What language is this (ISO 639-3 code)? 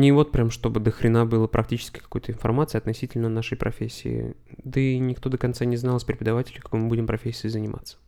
rus